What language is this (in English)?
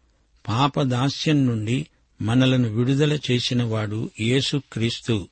Telugu